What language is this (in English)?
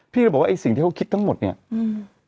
Thai